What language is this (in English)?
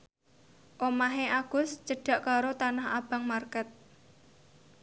Javanese